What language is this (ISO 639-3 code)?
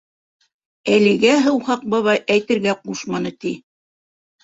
bak